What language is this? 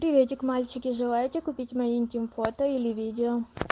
Russian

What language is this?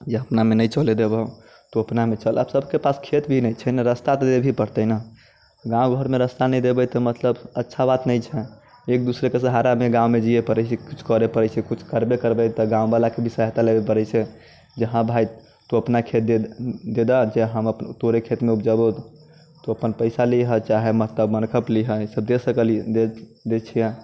Maithili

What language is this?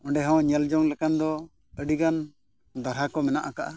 Santali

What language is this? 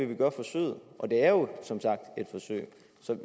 Danish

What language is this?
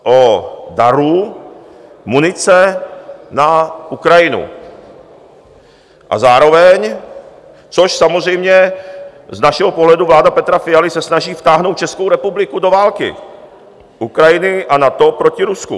Czech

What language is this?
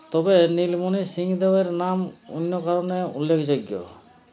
Bangla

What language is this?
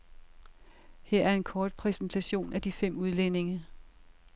Danish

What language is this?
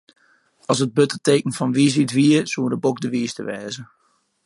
Western Frisian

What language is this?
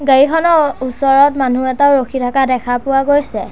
Assamese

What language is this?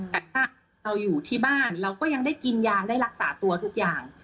Thai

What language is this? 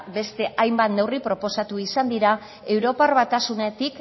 Basque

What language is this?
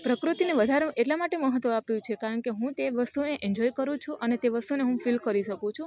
Gujarati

